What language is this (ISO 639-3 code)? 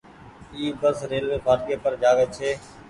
gig